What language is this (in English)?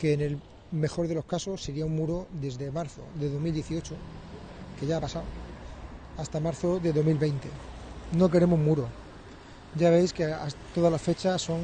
Spanish